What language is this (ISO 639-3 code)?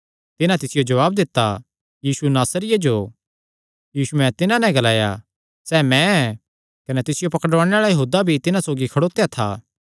xnr